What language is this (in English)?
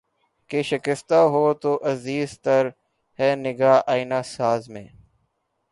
Urdu